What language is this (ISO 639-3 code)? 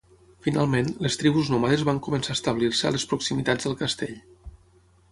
cat